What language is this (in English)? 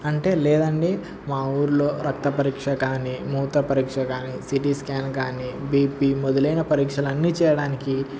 Telugu